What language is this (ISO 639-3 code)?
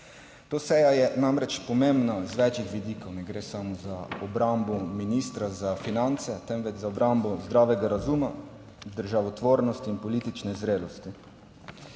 slv